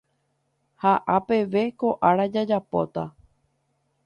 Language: Guarani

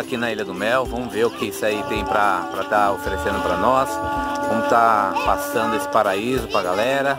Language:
Portuguese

